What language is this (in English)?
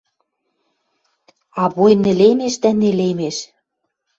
Western Mari